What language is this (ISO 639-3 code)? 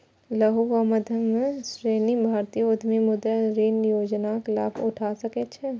mai